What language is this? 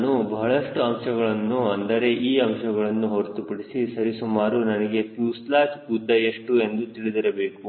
Kannada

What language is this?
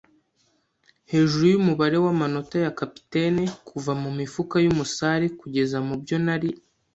Kinyarwanda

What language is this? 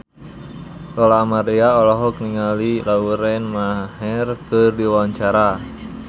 Sundanese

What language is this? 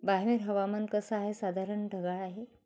Marathi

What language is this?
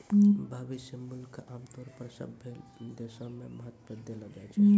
Maithili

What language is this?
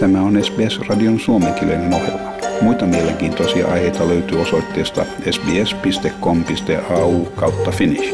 Finnish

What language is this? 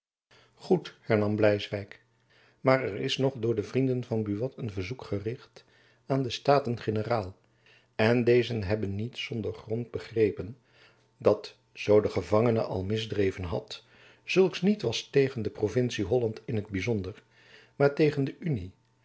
Dutch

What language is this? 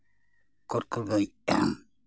Santali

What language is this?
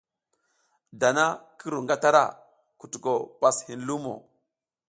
South Giziga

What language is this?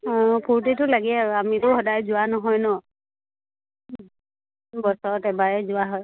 Assamese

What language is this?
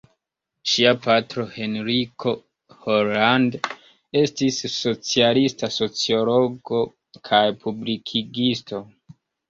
Esperanto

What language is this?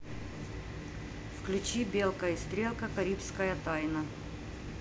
Russian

